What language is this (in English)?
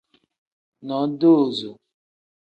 Tem